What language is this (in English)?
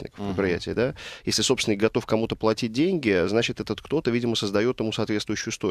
Russian